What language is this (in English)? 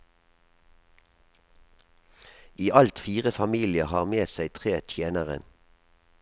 Norwegian